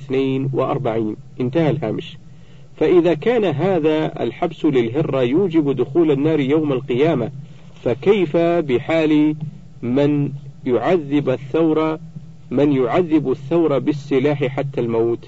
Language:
Arabic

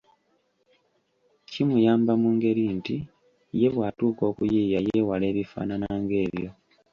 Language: Ganda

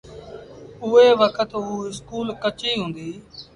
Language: Sindhi Bhil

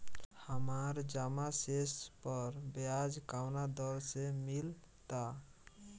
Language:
Bhojpuri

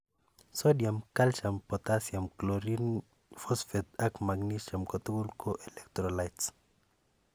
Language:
Kalenjin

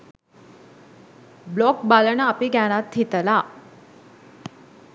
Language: Sinhala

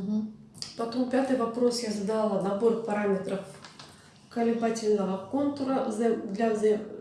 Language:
Russian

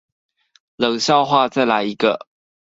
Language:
Chinese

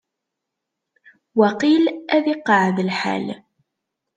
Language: Kabyle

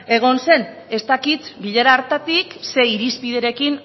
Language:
Basque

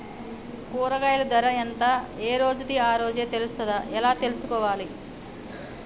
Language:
Telugu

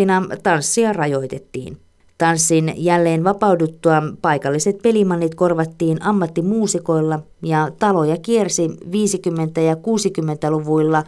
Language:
Finnish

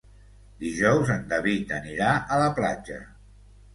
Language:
Catalan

